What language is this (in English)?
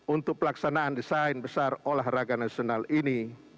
Indonesian